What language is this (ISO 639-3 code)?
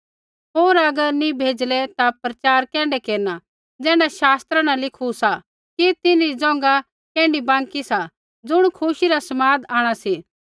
kfx